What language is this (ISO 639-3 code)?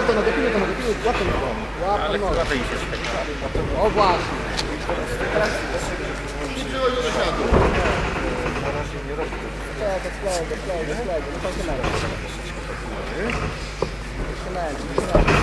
pol